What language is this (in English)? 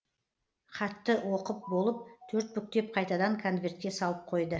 Kazakh